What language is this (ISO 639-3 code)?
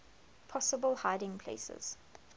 eng